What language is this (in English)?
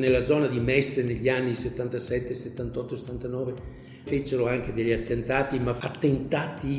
Italian